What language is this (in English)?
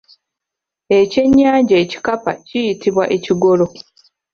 Ganda